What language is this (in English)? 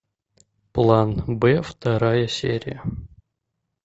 Russian